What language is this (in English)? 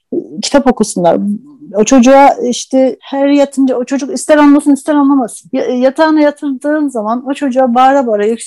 Turkish